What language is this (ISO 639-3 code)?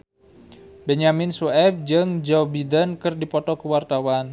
sun